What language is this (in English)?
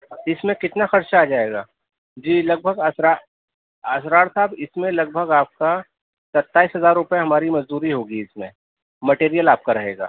Urdu